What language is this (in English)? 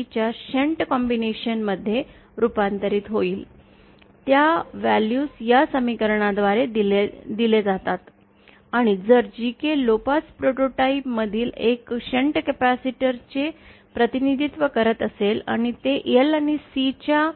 Marathi